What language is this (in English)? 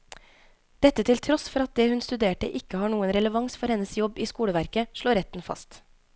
Norwegian